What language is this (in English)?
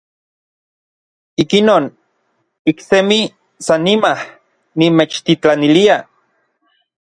Orizaba Nahuatl